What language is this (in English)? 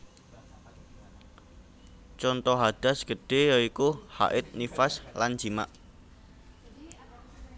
Javanese